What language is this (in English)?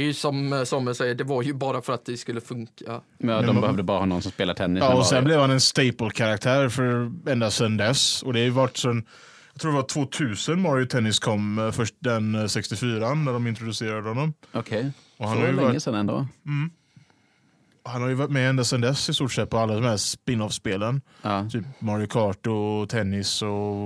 Swedish